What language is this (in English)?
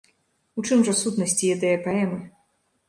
Belarusian